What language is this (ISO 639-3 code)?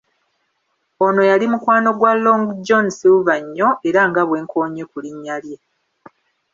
lug